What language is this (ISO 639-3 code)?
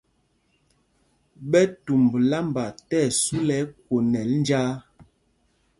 mgg